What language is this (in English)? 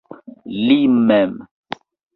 Esperanto